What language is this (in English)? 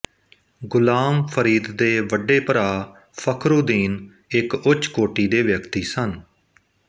Punjabi